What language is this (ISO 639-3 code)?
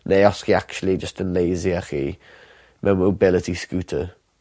cym